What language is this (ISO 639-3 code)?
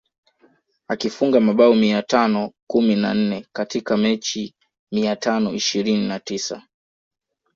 swa